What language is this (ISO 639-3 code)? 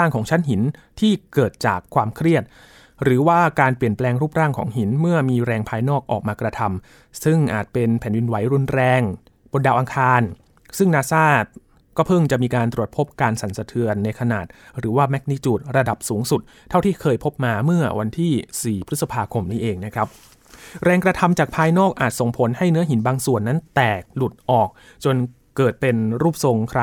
tha